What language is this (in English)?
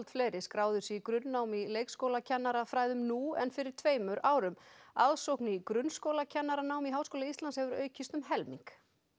Icelandic